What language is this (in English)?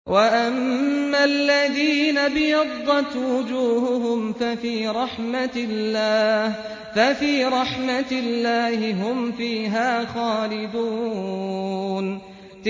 Arabic